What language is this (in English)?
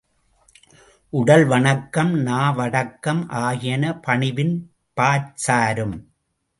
Tamil